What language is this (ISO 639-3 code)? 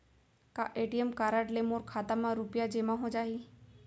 hne